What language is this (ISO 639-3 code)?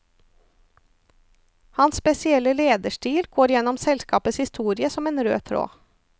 nor